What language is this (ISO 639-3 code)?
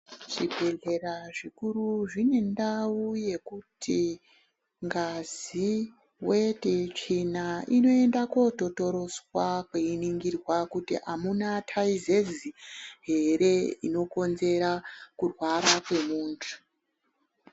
ndc